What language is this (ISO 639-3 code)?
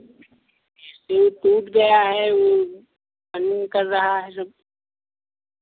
hin